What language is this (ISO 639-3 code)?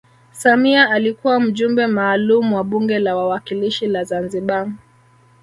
swa